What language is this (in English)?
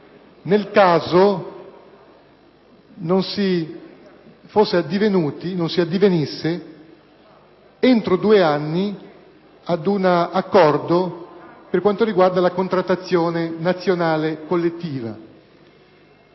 Italian